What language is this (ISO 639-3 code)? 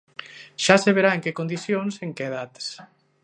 glg